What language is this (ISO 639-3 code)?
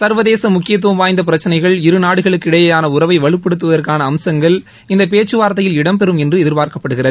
tam